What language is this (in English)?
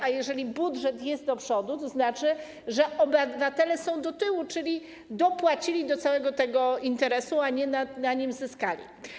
Polish